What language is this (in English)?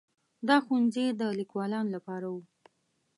Pashto